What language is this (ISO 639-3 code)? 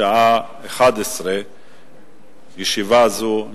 heb